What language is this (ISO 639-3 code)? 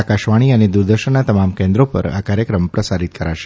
guj